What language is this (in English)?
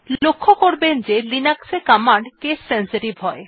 Bangla